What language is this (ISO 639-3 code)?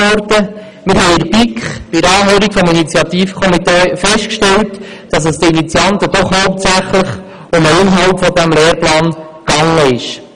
gsw